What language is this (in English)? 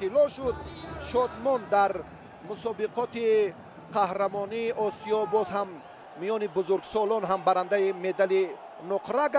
Persian